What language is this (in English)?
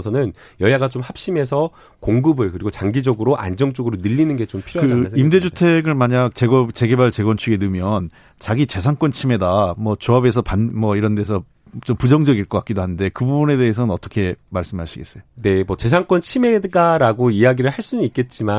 Korean